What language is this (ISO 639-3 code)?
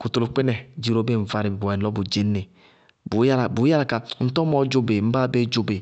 bqg